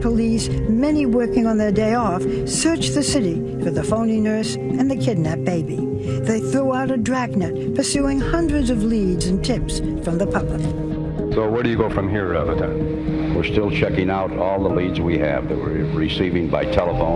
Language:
English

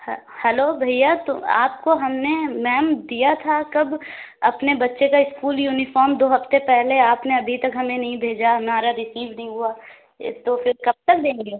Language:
Urdu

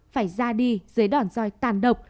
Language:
Vietnamese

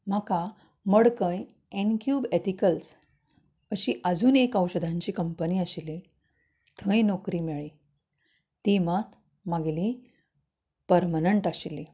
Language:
Konkani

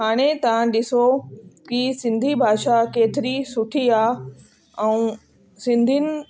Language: Sindhi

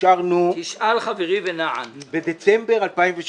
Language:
Hebrew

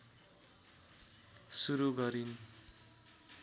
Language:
Nepali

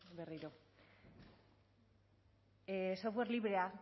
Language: Basque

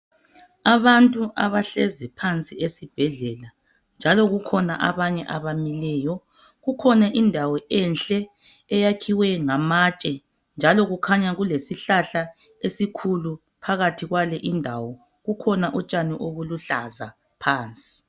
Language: North Ndebele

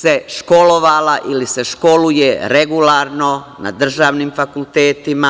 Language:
Serbian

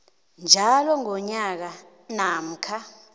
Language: South Ndebele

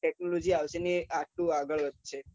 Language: Gujarati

